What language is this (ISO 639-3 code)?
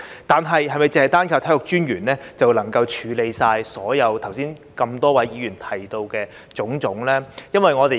yue